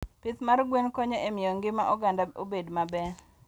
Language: Luo (Kenya and Tanzania)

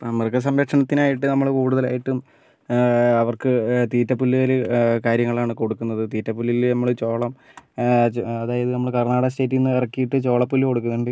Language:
Malayalam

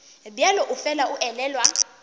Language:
Northern Sotho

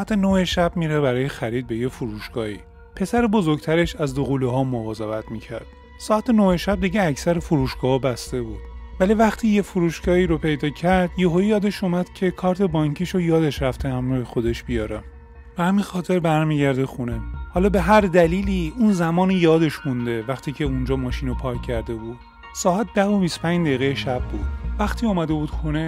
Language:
Persian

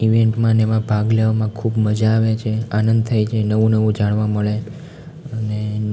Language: Gujarati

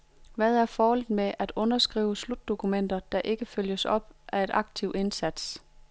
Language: Danish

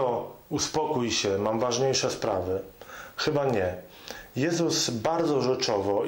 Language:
Polish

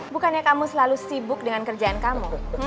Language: Indonesian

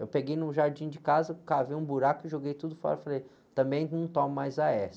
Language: Portuguese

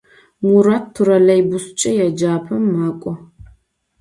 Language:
Adyghe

